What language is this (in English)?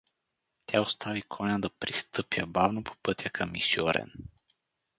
Bulgarian